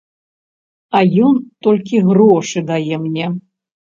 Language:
Belarusian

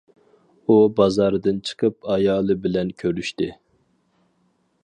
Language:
Uyghur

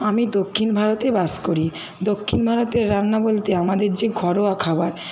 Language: Bangla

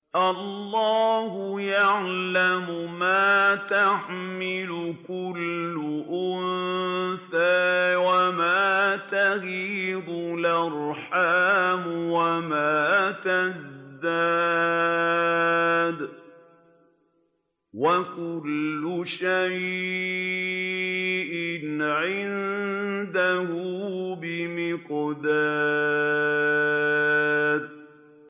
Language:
Arabic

